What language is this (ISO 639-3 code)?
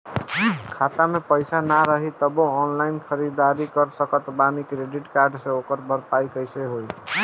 bho